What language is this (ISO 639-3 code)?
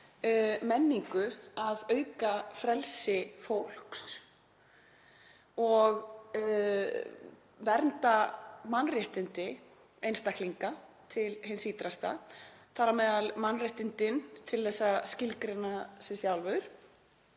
isl